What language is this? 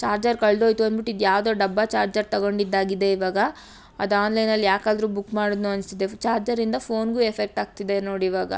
Kannada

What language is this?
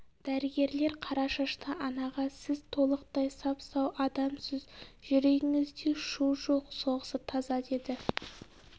Kazakh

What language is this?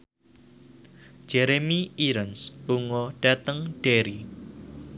Javanese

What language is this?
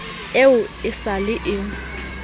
Southern Sotho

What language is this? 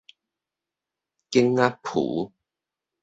Min Nan Chinese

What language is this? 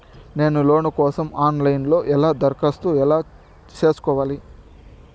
Telugu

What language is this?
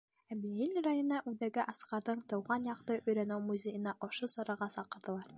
Bashkir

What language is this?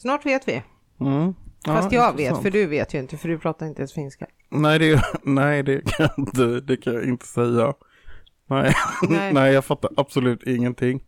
Swedish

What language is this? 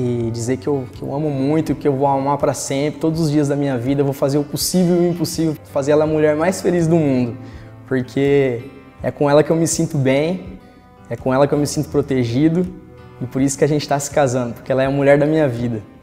Portuguese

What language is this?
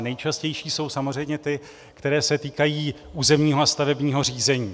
Czech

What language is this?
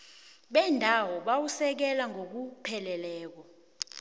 South Ndebele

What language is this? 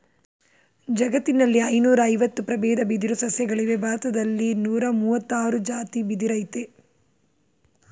Kannada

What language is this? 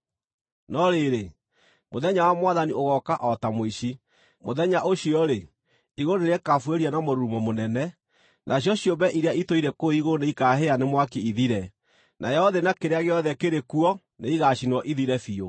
Kikuyu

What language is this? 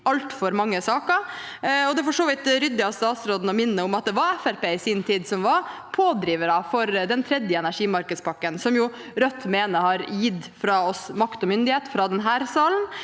Norwegian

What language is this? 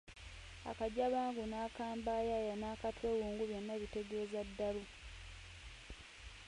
Ganda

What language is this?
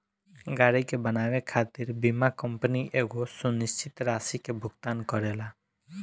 Bhojpuri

